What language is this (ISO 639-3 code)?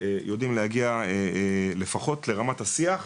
heb